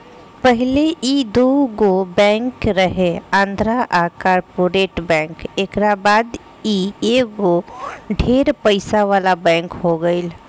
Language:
Bhojpuri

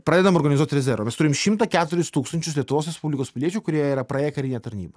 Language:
Lithuanian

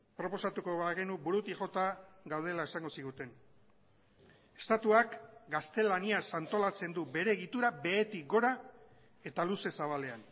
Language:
Basque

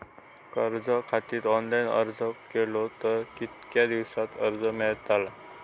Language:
Marathi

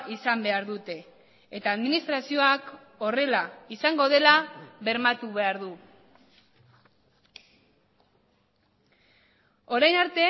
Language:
Basque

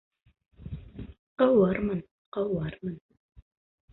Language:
Bashkir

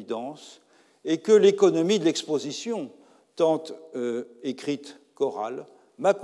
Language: French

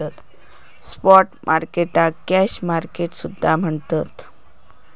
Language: Marathi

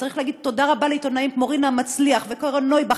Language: Hebrew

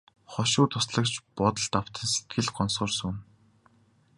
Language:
Mongolian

